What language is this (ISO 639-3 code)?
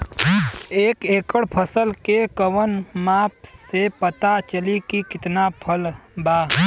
bho